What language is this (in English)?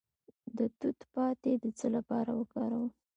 Pashto